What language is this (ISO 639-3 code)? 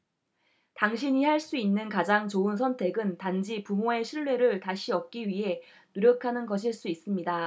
kor